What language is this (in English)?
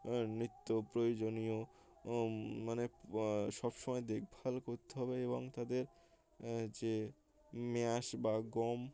Bangla